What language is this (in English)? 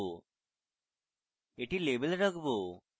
Bangla